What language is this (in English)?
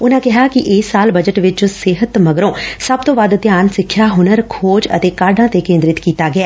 Punjabi